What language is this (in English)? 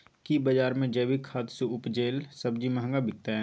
Maithili